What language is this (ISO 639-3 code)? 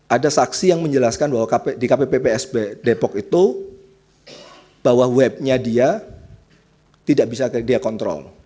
ind